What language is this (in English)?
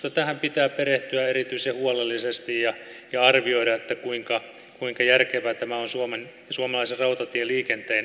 Finnish